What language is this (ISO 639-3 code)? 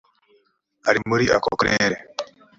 kin